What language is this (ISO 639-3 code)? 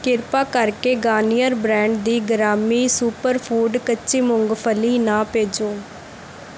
pan